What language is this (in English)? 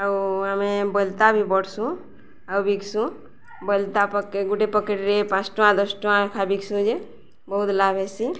Odia